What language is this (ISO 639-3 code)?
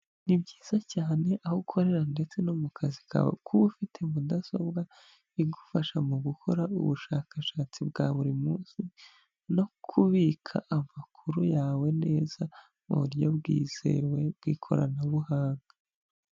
kin